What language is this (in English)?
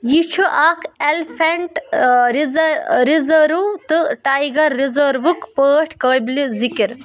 Kashmiri